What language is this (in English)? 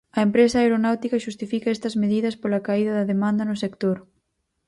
Galician